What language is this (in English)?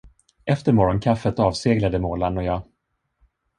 Swedish